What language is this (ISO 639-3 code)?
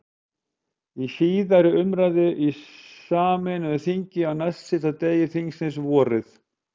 isl